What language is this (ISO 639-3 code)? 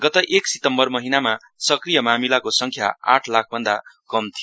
nep